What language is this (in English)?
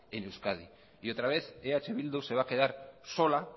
Spanish